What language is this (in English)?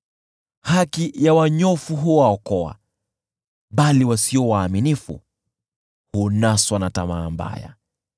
Swahili